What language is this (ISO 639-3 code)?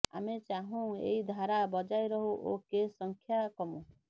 ori